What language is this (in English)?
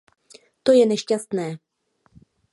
Czech